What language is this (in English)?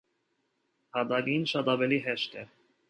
Armenian